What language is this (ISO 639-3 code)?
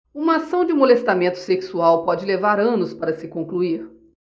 por